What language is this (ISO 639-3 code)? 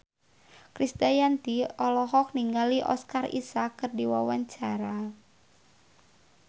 sun